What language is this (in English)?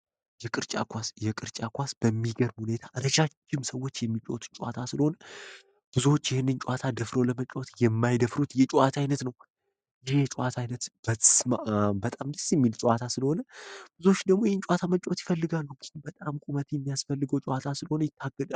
Amharic